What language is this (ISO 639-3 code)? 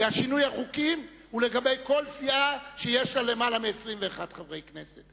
heb